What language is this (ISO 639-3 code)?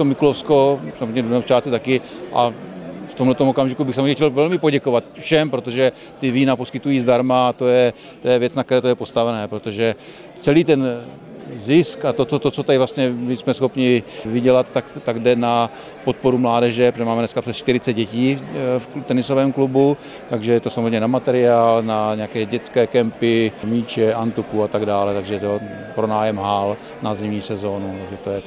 ces